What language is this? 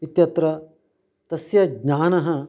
Sanskrit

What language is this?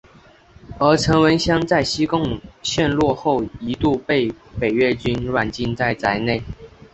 Chinese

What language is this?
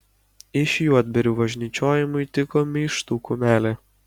Lithuanian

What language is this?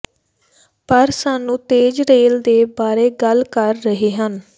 Punjabi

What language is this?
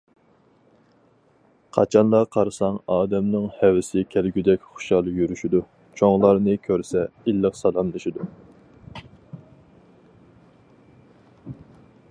Uyghur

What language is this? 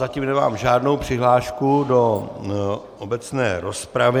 Czech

